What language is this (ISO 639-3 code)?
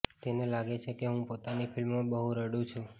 guj